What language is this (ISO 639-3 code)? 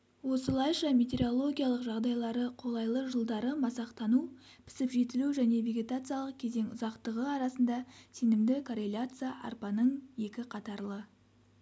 kaz